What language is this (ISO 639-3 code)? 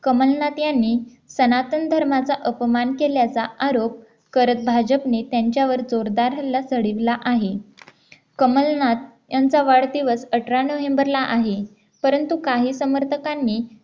mar